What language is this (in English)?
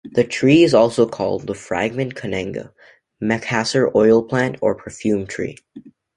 English